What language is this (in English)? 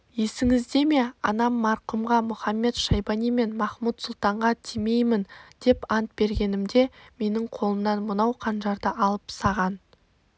Kazakh